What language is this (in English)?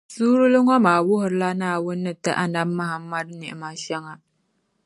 Dagbani